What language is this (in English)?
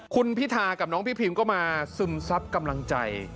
Thai